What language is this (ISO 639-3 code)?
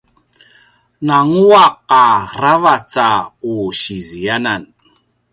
pwn